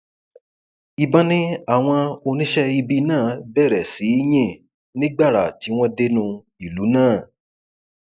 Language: Yoruba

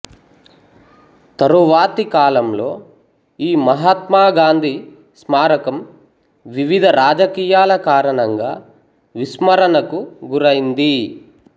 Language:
Telugu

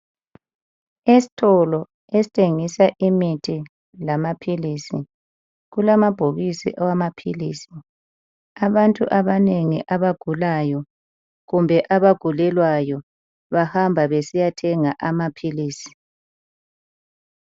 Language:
North Ndebele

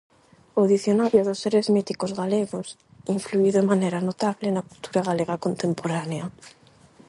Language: Galician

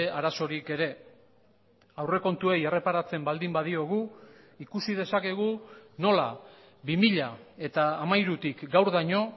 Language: Basque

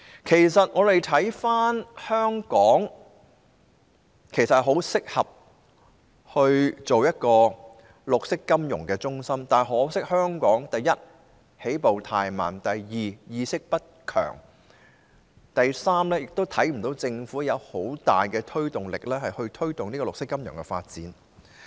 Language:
Cantonese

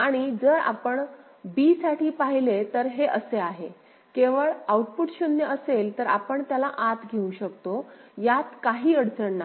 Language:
Marathi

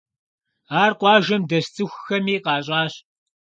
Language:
Kabardian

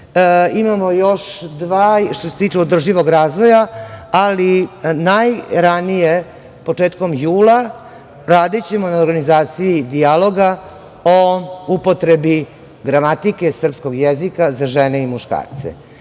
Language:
Serbian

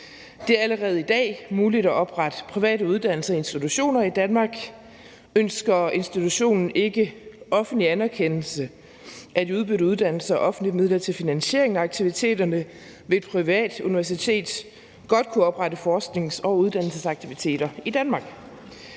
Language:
Danish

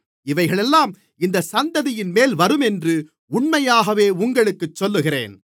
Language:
Tamil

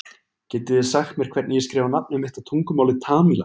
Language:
Icelandic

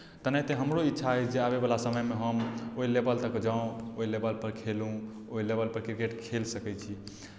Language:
Maithili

